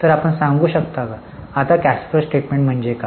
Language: Marathi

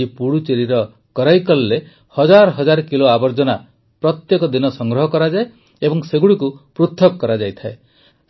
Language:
Odia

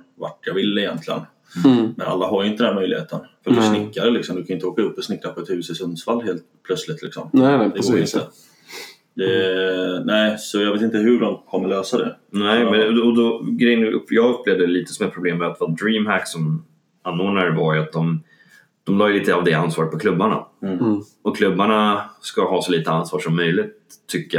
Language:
Swedish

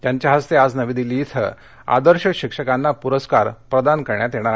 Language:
Marathi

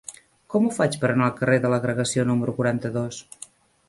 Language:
Catalan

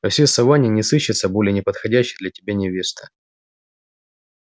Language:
Russian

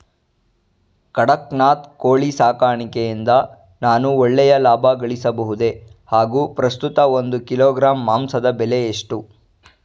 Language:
Kannada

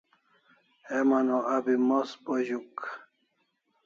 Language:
Kalasha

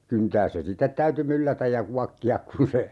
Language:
Finnish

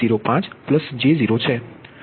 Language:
Gujarati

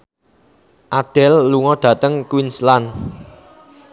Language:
Javanese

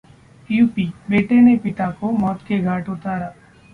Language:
Hindi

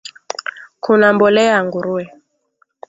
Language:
Swahili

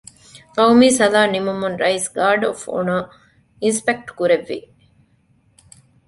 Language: Divehi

